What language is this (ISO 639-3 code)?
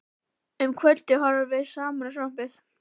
isl